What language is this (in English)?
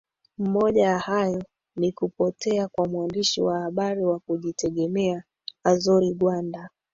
Swahili